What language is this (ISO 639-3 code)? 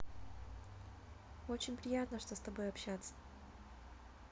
rus